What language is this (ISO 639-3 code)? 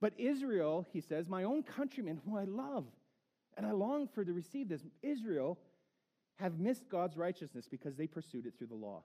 eng